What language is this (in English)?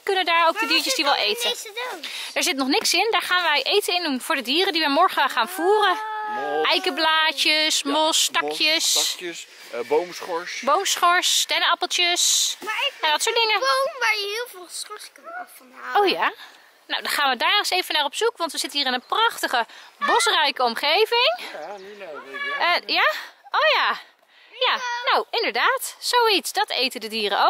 Dutch